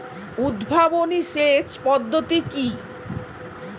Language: Bangla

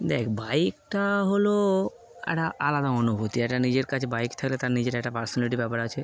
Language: Bangla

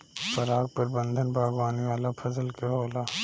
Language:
Bhojpuri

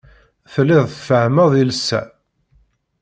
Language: Kabyle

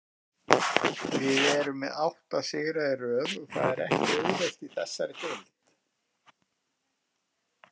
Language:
Icelandic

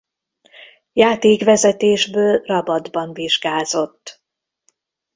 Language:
Hungarian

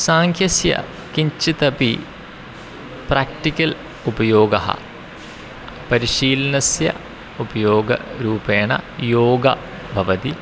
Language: Sanskrit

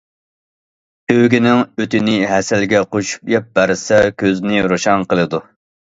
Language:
Uyghur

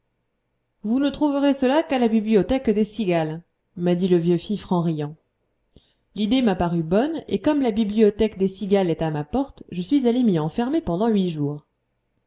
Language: French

